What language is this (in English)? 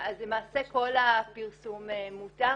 Hebrew